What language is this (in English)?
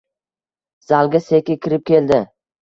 Uzbek